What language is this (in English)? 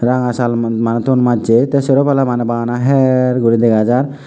Chakma